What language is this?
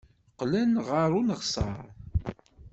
Kabyle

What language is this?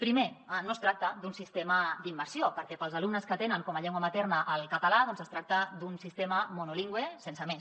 Catalan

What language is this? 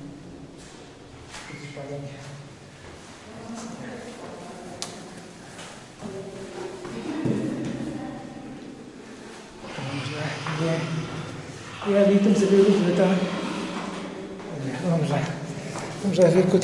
Portuguese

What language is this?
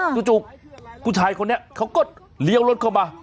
Thai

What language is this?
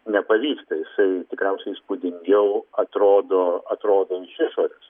Lithuanian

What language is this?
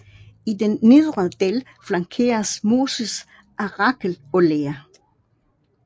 Danish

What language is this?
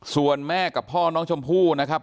Thai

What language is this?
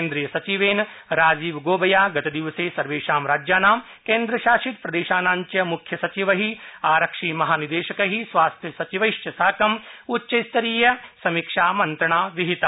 Sanskrit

